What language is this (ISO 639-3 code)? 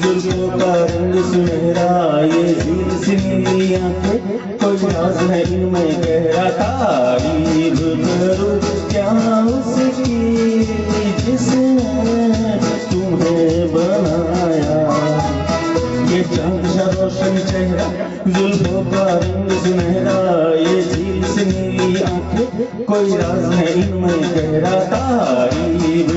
ara